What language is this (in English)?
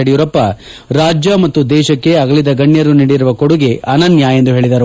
Kannada